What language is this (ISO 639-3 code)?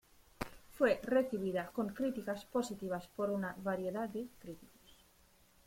spa